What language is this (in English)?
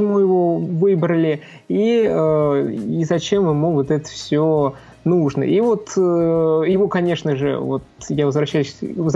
Russian